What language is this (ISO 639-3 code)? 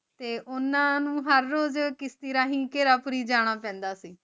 pan